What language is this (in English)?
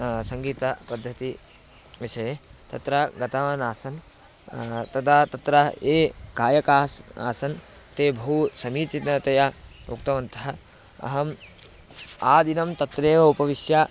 Sanskrit